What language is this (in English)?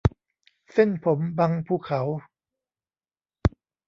Thai